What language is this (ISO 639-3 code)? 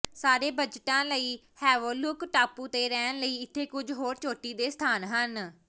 pan